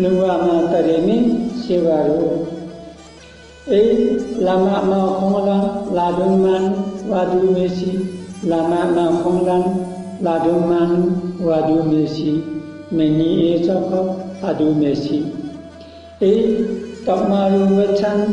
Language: Turkish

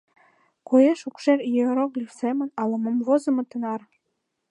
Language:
Mari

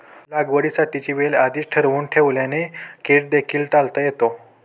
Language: Marathi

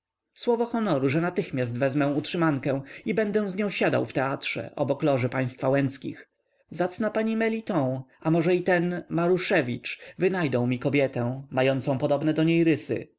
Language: Polish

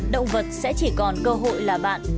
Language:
Vietnamese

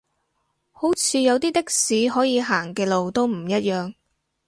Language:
Cantonese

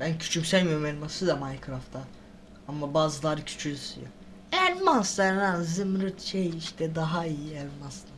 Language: Turkish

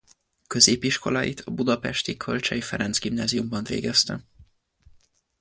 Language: Hungarian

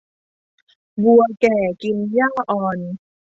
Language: Thai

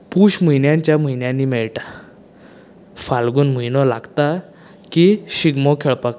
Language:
Konkani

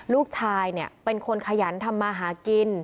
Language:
Thai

